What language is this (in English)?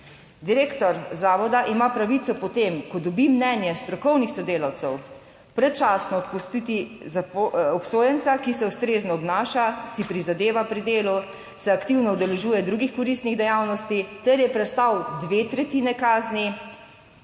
Slovenian